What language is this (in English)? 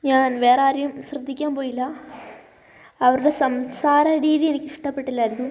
Malayalam